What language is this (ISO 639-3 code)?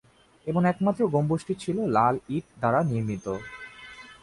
ben